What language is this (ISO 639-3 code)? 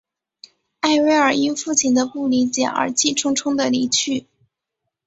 zho